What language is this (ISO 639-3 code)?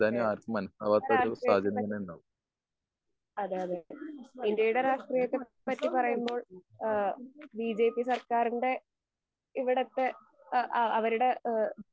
mal